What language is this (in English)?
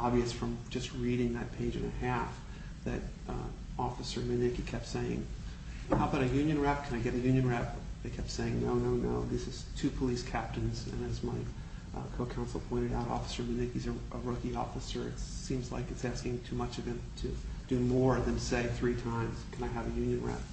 English